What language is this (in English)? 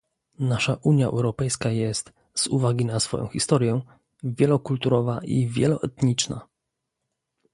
Polish